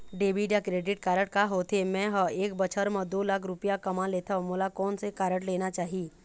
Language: Chhattisgarhi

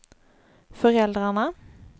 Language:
Swedish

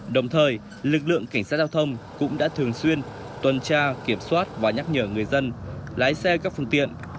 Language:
Vietnamese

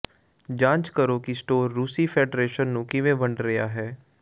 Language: Punjabi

